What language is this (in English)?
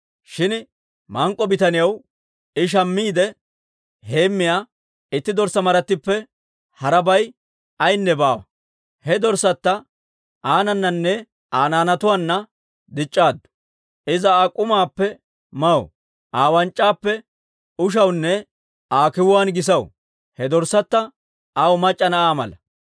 Dawro